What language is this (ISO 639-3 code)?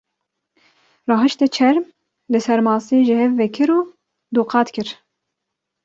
kur